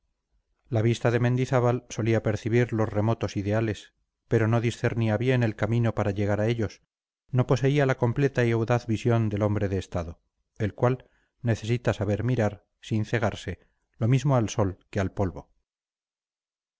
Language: Spanish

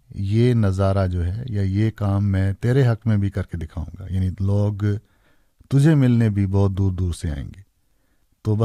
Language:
Urdu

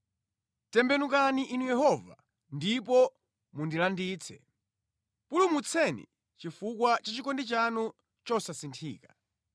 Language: Nyanja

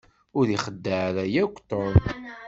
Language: Kabyle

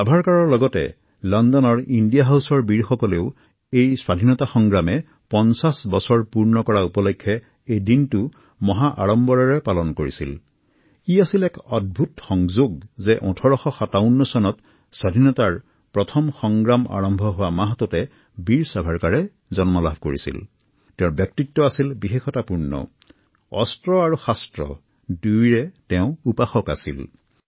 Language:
Assamese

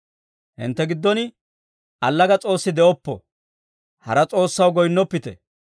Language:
Dawro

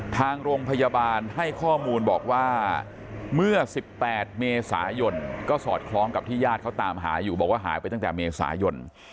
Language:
Thai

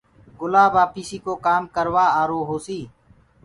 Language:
Gurgula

